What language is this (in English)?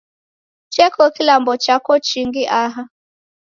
Taita